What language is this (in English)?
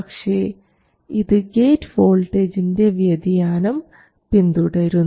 Malayalam